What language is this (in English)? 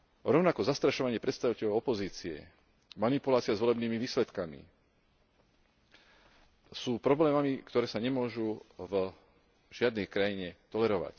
Slovak